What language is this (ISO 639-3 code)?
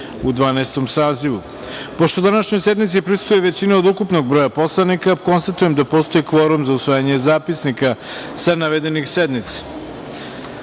srp